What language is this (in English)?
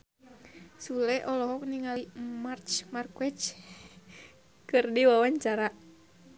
Sundanese